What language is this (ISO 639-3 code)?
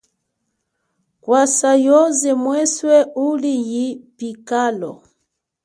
cjk